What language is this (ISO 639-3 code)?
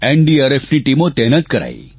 guj